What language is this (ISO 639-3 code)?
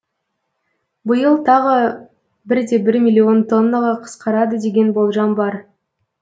kaz